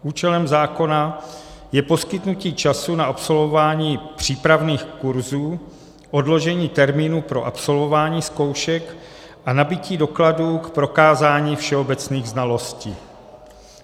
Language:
Czech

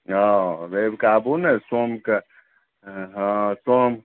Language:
Maithili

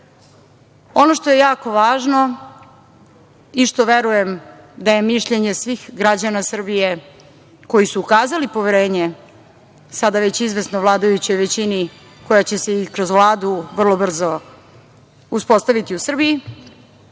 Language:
Serbian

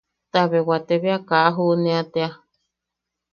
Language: Yaqui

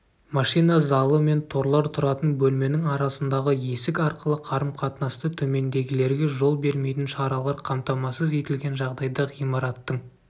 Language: Kazakh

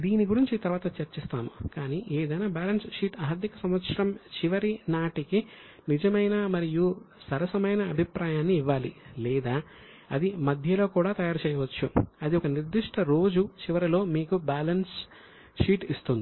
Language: Telugu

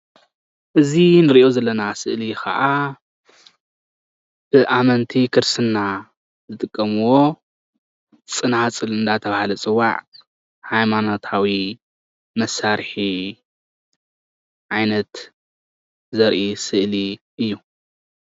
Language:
Tigrinya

